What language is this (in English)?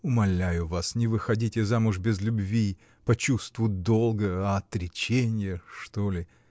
Russian